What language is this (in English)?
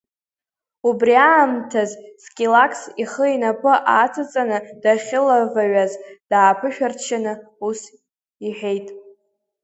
Abkhazian